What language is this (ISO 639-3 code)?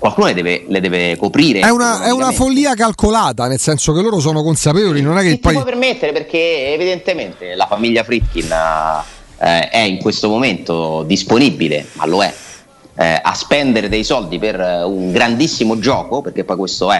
ita